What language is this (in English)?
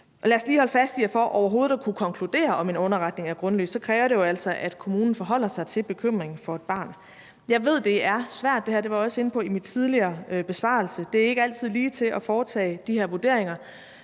Danish